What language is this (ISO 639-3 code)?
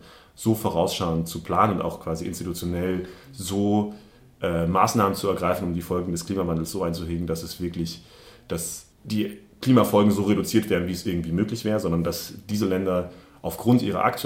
deu